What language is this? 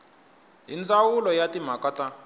Tsonga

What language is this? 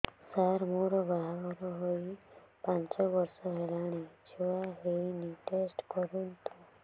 Odia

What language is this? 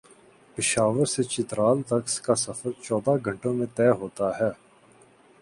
Urdu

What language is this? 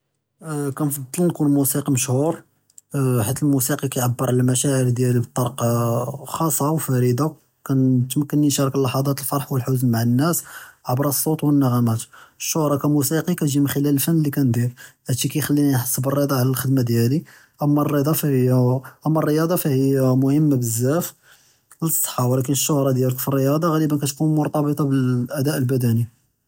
Judeo-Arabic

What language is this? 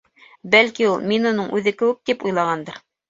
Bashkir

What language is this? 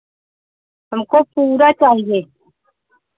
Hindi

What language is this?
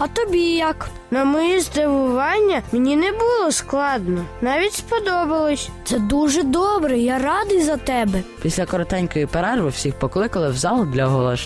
Ukrainian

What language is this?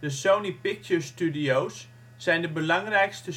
Dutch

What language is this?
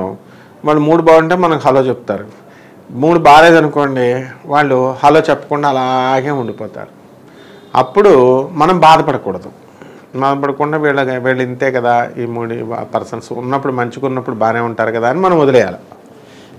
Telugu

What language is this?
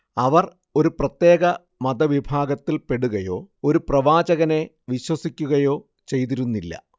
Malayalam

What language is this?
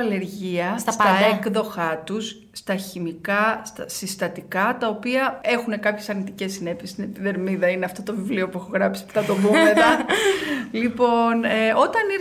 Greek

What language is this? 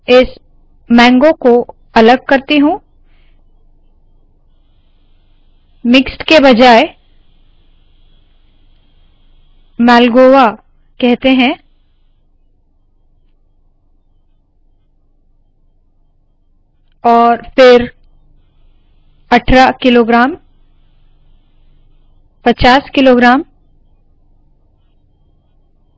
Hindi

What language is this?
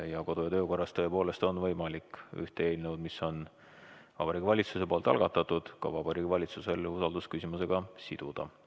Estonian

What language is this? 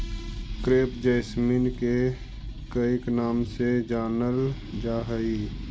Magahi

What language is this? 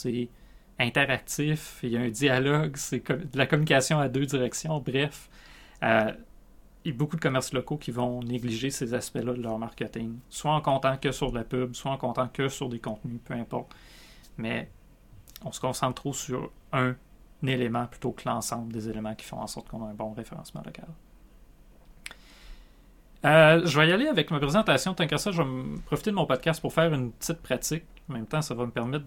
French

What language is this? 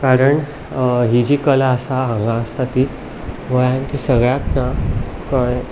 Konkani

